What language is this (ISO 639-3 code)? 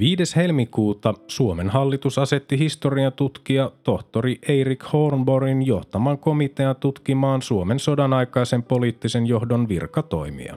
fin